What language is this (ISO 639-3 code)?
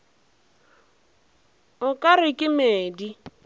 nso